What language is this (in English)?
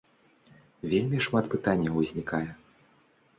Belarusian